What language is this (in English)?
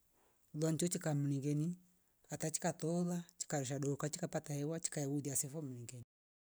Rombo